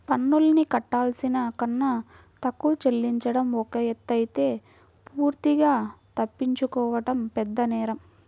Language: Telugu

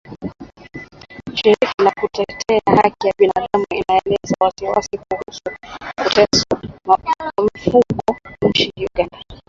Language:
Swahili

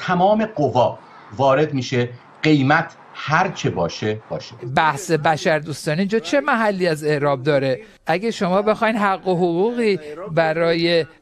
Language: Persian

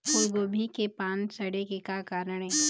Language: Chhattisgarhi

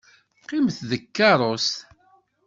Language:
Kabyle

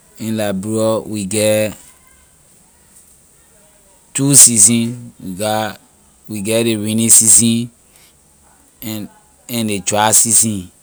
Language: Liberian English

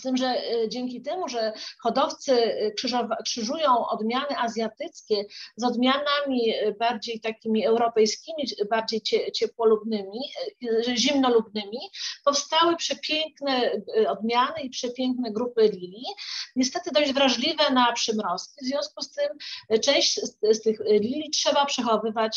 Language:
Polish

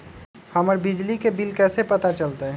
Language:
Magahi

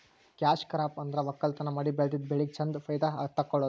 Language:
Kannada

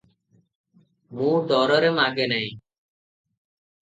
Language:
Odia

